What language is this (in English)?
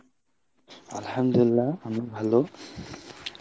Bangla